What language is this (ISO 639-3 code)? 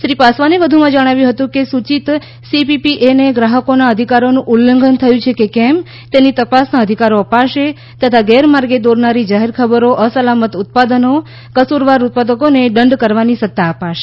guj